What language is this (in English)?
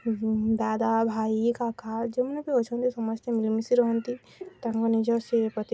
Odia